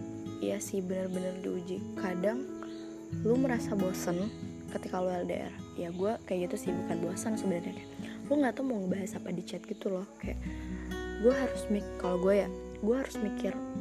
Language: Indonesian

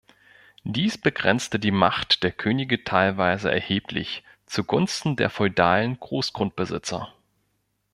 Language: German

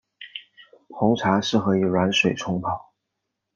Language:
Chinese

